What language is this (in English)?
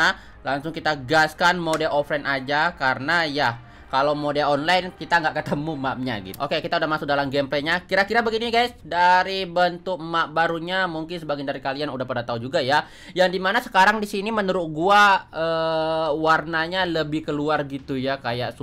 Indonesian